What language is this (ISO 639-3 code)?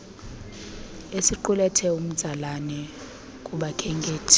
xho